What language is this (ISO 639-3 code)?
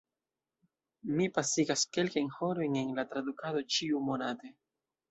epo